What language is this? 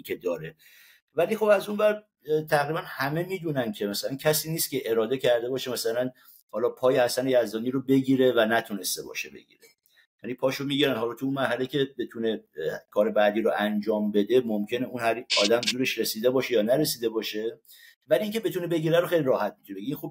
Persian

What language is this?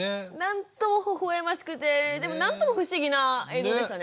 Japanese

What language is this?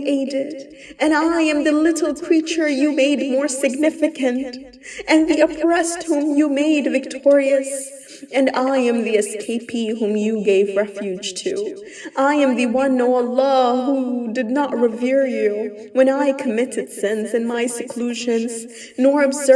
English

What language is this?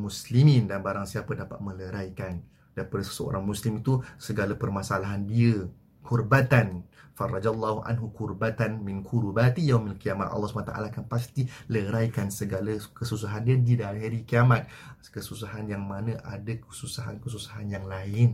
Malay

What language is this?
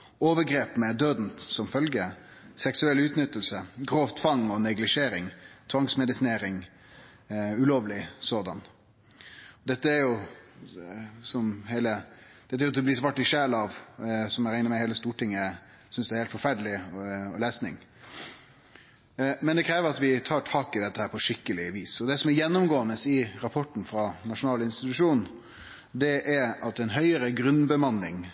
Norwegian Nynorsk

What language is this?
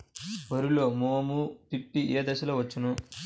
Telugu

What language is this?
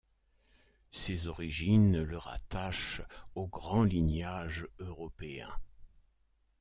French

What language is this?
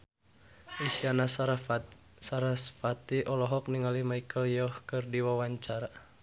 Sundanese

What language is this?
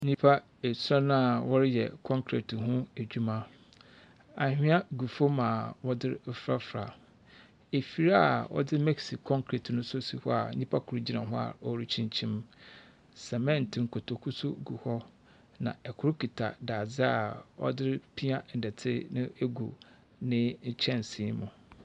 Akan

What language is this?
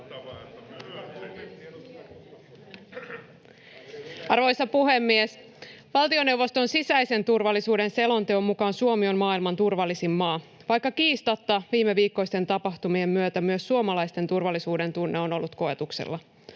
Finnish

